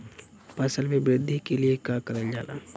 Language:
Bhojpuri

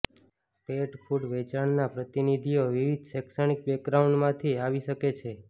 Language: Gujarati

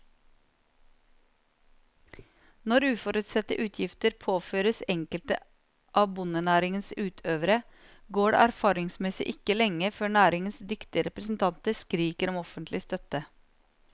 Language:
Norwegian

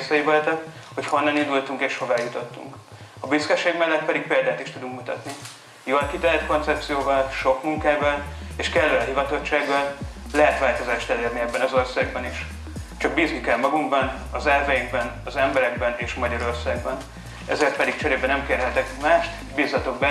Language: Hungarian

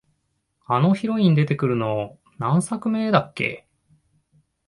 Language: Japanese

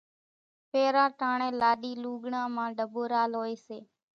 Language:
Kachi Koli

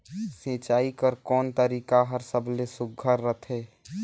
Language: Chhattisgarhi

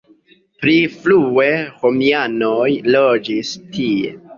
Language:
Esperanto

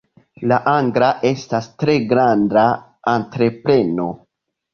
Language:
Esperanto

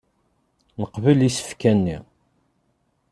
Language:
Kabyle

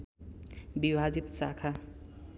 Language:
Nepali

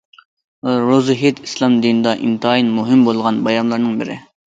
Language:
Uyghur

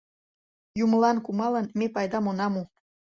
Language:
Mari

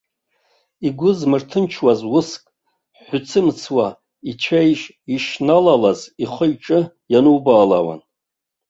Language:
Abkhazian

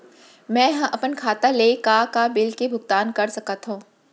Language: Chhattisgarhi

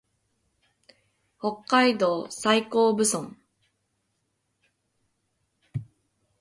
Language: Japanese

